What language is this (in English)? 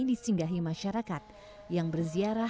Indonesian